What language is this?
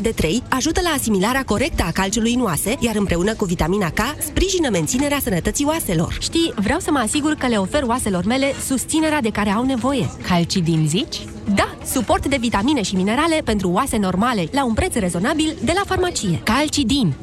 Romanian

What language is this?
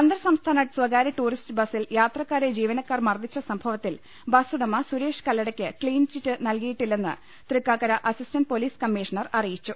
Malayalam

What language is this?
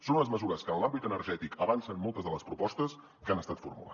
Catalan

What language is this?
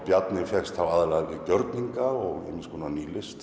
Icelandic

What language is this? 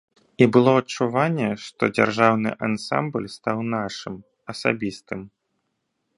Belarusian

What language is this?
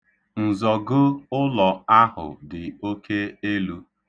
Igbo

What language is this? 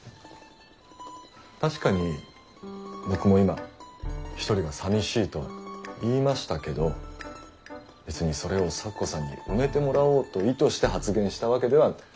Japanese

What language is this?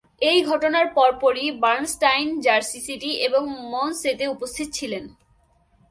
Bangla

